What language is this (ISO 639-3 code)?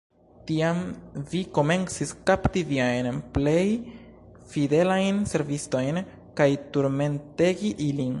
epo